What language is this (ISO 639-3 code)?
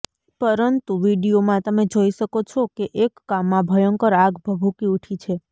guj